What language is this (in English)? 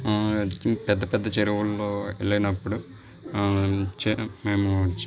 Telugu